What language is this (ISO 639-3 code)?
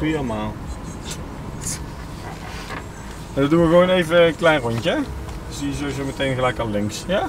nld